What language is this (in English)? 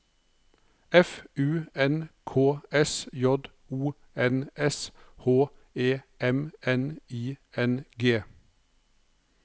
Norwegian